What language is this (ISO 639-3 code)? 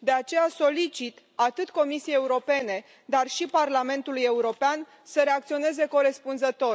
ron